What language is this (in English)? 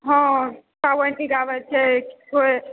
Maithili